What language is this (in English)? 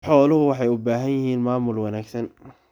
Somali